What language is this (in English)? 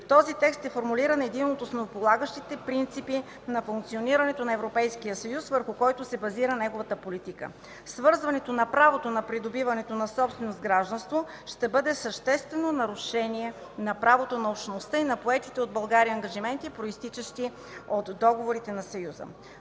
Bulgarian